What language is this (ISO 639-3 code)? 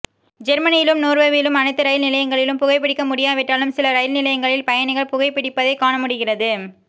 tam